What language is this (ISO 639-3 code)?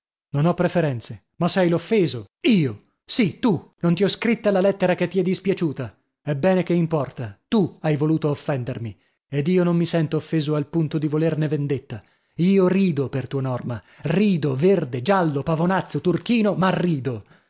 ita